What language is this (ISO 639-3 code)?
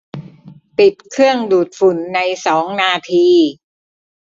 tha